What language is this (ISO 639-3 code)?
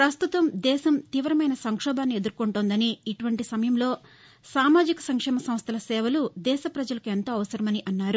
tel